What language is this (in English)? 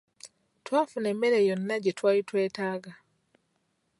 Ganda